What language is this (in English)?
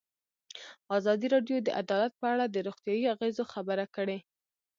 Pashto